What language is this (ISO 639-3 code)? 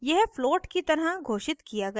hin